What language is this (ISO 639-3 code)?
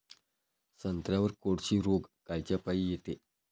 mar